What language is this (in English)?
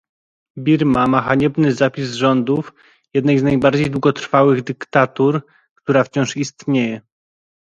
Polish